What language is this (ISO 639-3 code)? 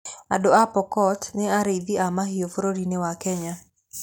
kik